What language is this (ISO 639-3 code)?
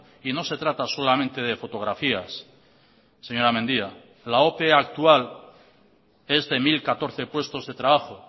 spa